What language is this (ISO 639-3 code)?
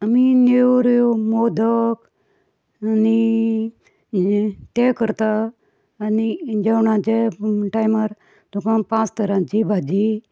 kok